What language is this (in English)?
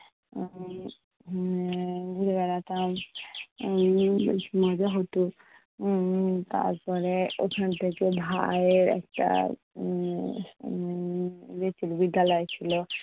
Bangla